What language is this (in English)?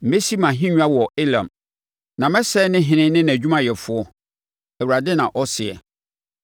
Akan